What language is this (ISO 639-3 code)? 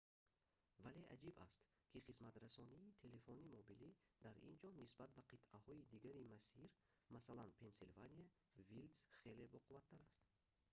tgk